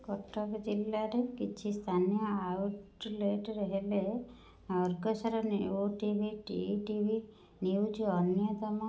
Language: Odia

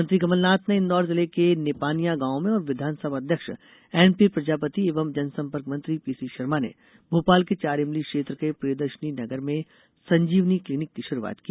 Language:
Hindi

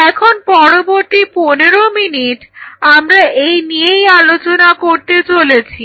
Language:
Bangla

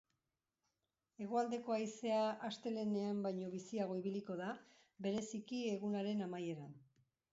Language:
Basque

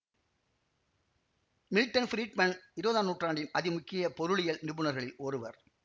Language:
Tamil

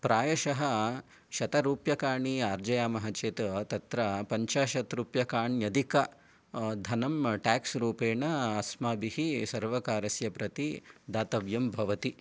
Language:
Sanskrit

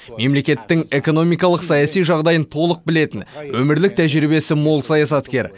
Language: Kazakh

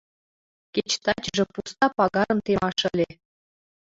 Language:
Mari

